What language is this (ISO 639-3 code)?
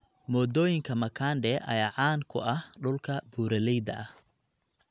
som